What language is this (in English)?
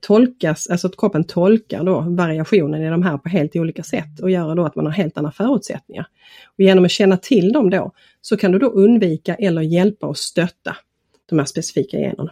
Swedish